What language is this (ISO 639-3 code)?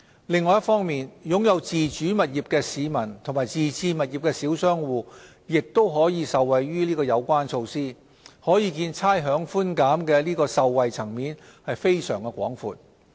yue